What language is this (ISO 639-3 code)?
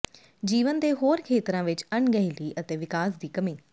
pan